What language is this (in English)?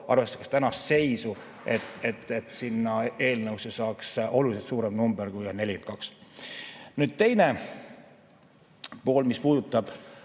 Estonian